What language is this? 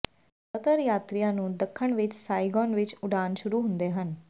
Punjabi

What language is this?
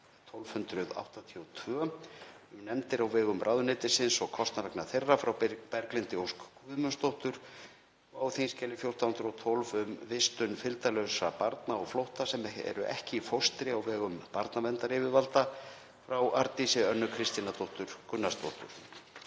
Icelandic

